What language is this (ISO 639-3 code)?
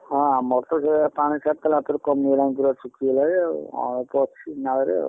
ori